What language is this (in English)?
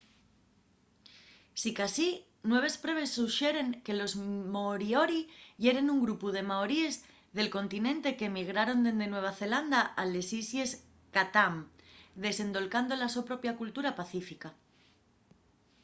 Asturian